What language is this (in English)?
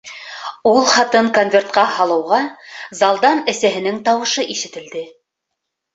Bashkir